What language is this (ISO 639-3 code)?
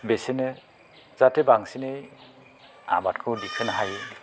brx